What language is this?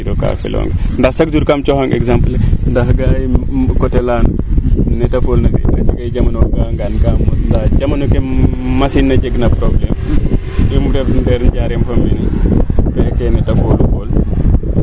Serer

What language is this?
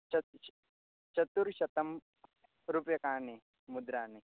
Sanskrit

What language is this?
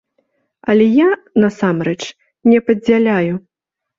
Belarusian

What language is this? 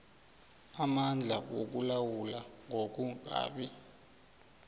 South Ndebele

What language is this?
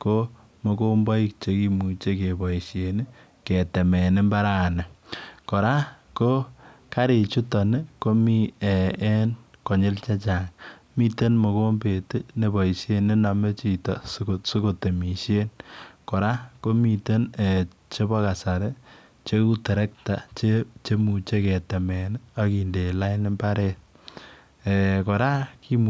Kalenjin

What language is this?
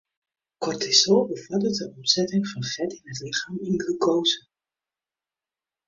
Western Frisian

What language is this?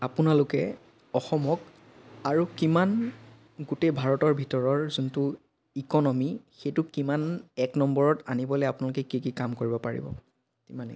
Assamese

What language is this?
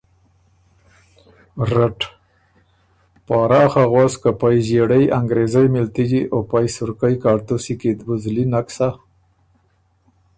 Ormuri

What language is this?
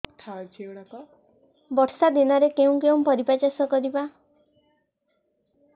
Odia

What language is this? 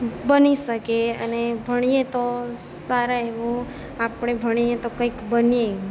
Gujarati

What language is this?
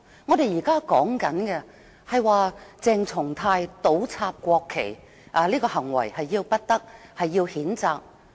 Cantonese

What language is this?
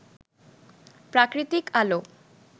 Bangla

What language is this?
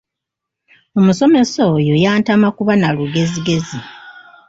Ganda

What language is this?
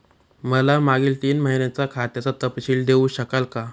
Marathi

